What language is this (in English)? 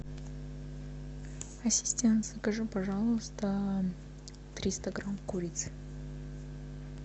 Russian